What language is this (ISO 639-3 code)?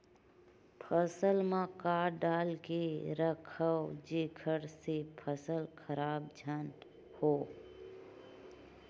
hne